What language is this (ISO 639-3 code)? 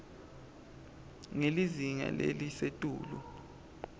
ssw